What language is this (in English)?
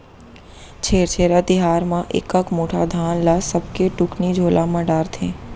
Chhattisgarhi